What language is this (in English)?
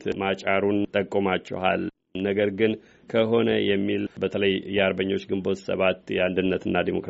Amharic